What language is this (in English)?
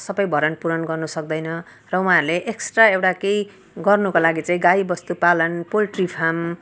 Nepali